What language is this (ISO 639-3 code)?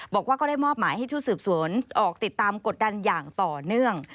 tha